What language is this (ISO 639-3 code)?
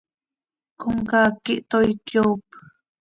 sei